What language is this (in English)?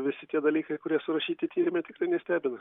Lithuanian